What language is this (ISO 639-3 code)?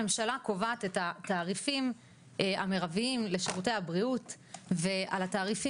heb